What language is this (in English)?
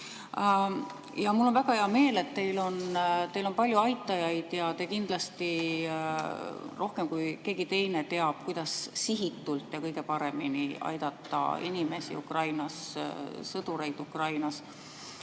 Estonian